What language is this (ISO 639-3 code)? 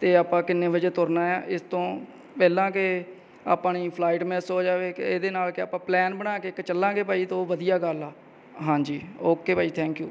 pan